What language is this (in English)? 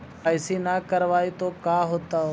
Magahi